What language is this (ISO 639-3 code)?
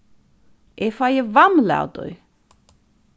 fao